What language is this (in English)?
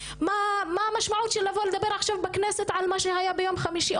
Hebrew